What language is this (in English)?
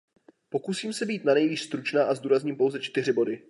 Czech